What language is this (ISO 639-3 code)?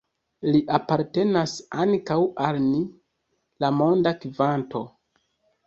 epo